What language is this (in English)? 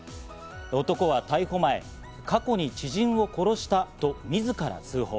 Japanese